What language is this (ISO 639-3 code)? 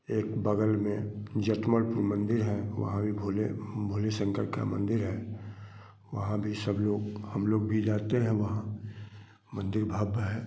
hin